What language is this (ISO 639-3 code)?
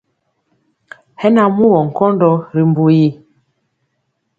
mcx